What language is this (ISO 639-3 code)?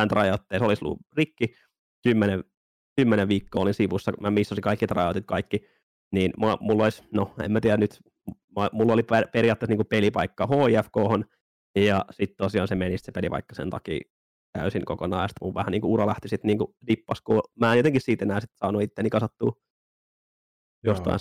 fin